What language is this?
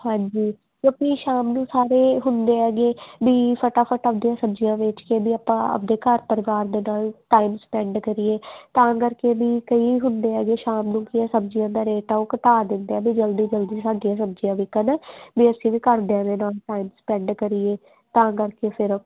Punjabi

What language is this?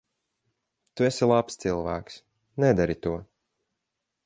Latvian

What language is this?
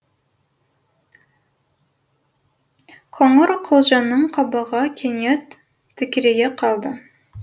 Kazakh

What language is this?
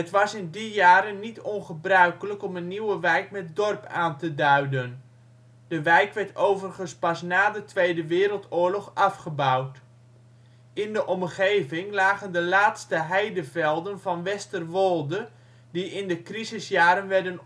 Dutch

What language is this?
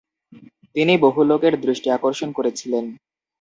Bangla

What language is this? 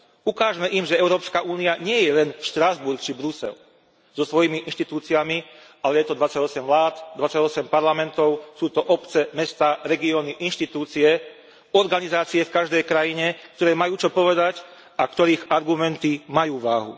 Slovak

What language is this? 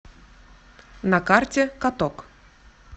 Russian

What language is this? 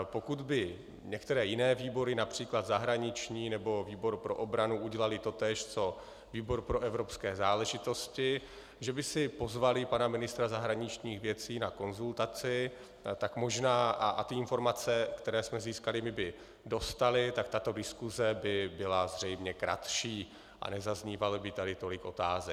Czech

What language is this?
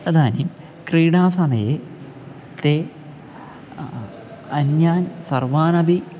Sanskrit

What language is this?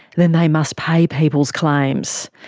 English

